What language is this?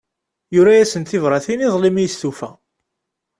Kabyle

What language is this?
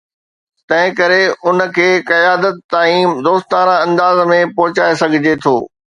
Sindhi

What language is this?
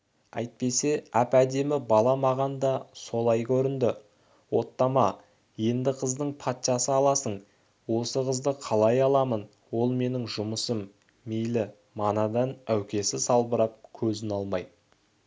Kazakh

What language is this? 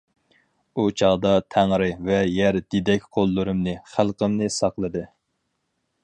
Uyghur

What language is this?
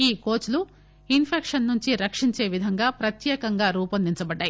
Telugu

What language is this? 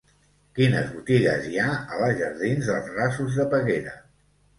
Catalan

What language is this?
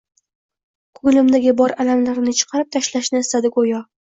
Uzbek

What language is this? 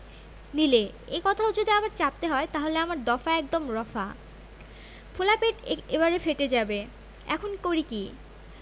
Bangla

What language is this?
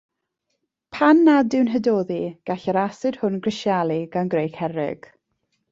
Welsh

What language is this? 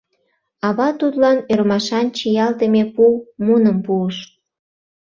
Mari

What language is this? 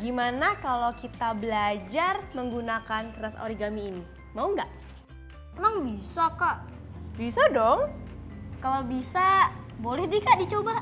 Indonesian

